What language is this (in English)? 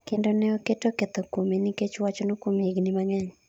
Luo (Kenya and Tanzania)